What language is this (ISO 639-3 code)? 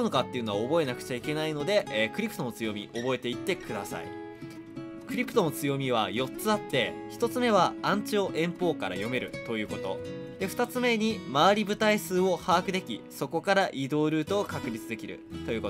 jpn